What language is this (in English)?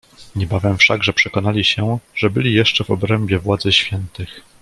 Polish